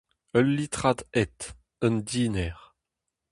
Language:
Breton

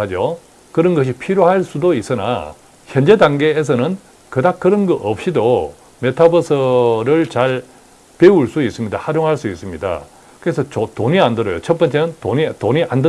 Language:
Korean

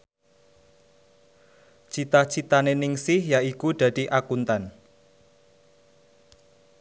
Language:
Javanese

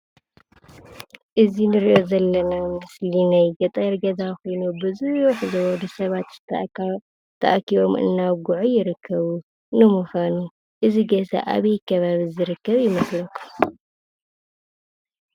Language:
Tigrinya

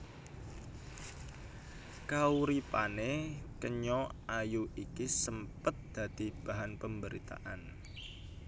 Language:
Javanese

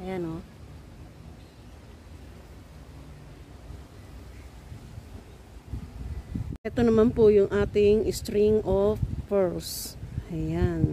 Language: Filipino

